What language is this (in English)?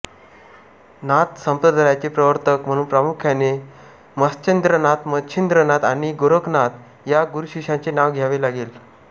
Marathi